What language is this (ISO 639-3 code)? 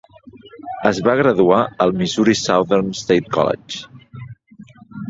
cat